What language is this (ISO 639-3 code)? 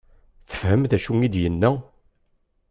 kab